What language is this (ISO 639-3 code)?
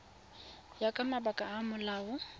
tsn